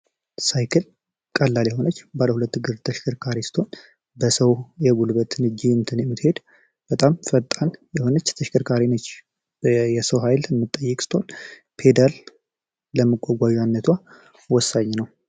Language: Amharic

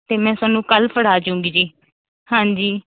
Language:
Punjabi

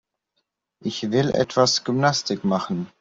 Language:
German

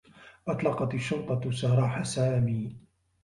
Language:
Arabic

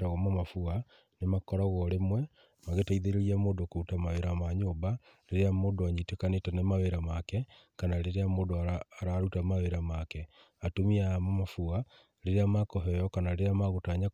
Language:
Kikuyu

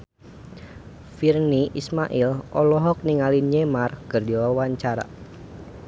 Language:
Sundanese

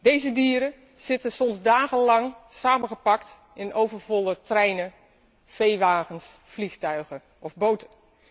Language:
Dutch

